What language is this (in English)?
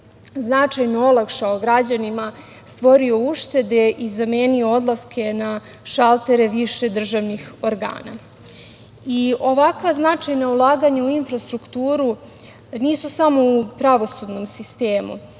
Serbian